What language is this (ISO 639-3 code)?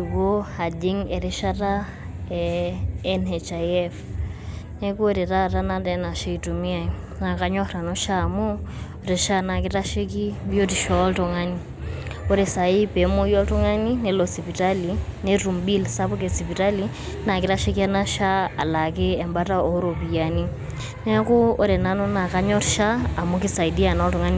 mas